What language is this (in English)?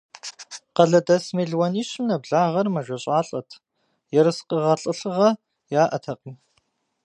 Kabardian